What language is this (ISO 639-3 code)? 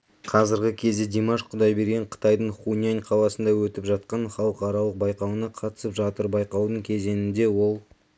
kaz